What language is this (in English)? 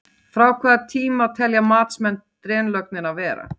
Icelandic